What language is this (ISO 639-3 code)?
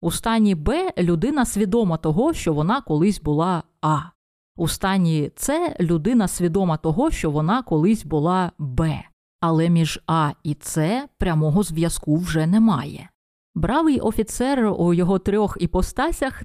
ukr